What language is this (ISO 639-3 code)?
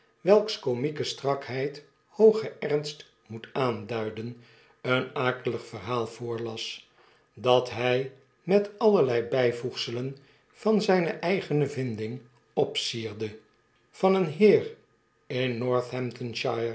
nld